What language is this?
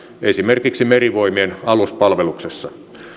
Finnish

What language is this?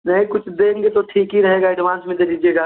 Hindi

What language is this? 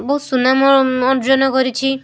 Odia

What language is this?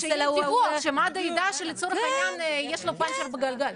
Hebrew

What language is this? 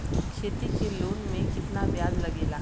Bhojpuri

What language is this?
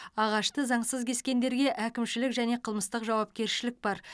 Kazakh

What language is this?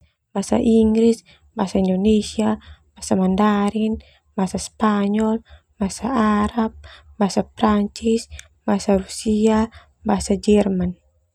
Termanu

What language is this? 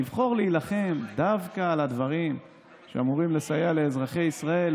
Hebrew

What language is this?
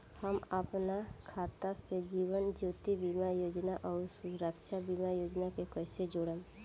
Bhojpuri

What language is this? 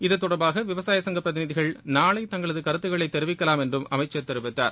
Tamil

